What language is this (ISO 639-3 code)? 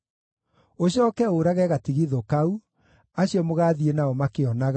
kik